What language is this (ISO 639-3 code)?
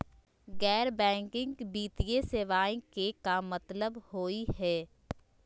mag